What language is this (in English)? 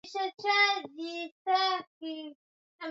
Swahili